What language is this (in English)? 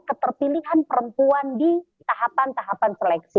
Indonesian